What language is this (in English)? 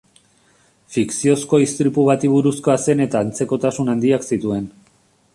Basque